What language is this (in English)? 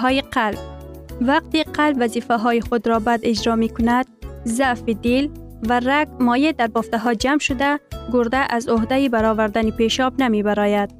Persian